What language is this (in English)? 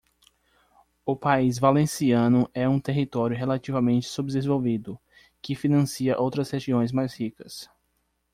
Portuguese